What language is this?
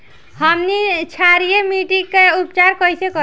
Bhojpuri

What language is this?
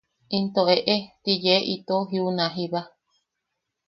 Yaqui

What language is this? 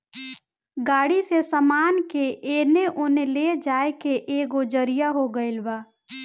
Bhojpuri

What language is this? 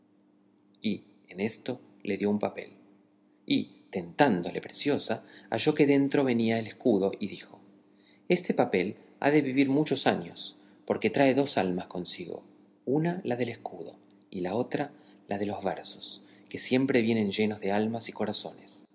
Spanish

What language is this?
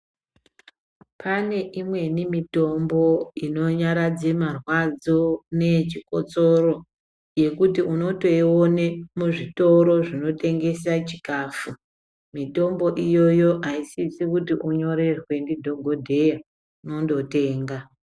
Ndau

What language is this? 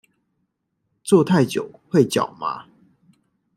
Chinese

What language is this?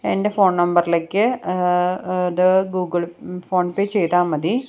Malayalam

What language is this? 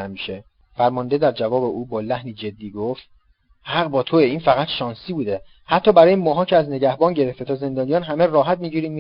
Persian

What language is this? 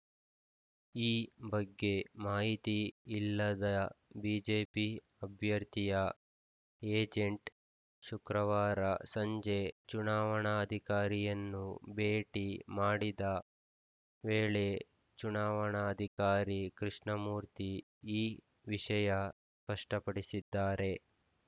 Kannada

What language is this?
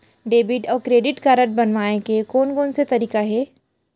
Chhattisgarhi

